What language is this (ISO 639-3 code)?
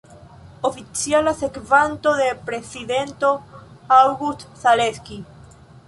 epo